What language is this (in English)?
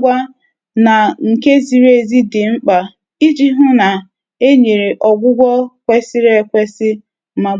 Igbo